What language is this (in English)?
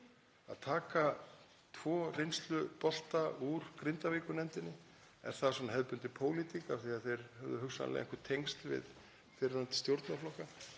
Icelandic